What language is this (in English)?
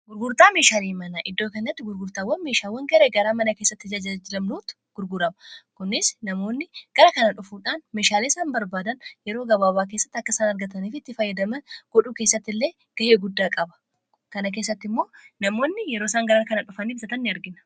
Oromo